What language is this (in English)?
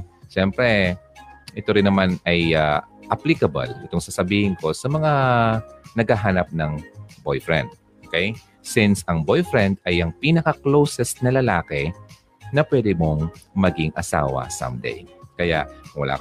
Filipino